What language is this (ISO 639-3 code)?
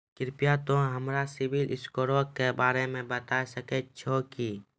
mai